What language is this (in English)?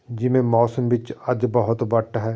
Punjabi